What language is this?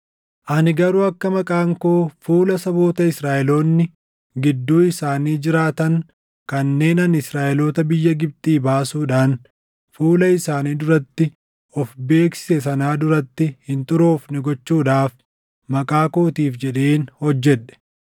Oromo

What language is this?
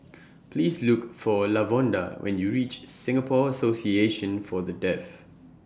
English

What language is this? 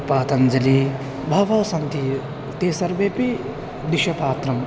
Sanskrit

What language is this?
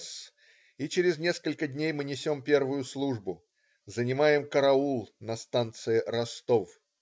Russian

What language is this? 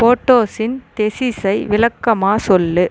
Tamil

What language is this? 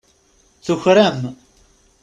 Kabyle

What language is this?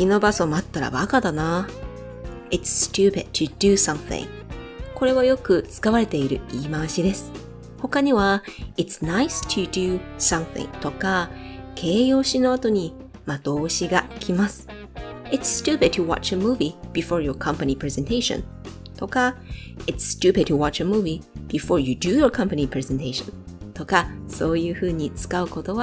Japanese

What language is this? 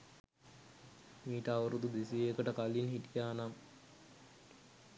Sinhala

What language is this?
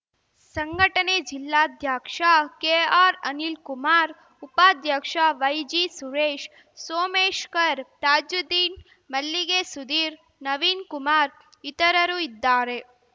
Kannada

